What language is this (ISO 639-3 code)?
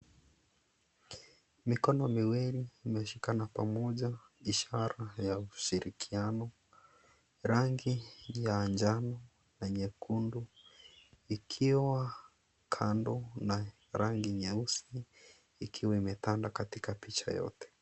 swa